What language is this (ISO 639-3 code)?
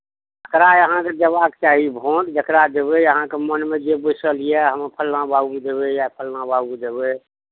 mai